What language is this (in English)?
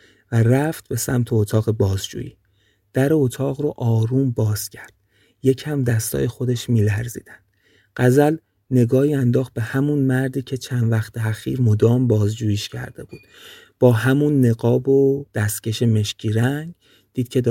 Persian